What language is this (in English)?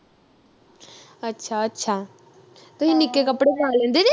Punjabi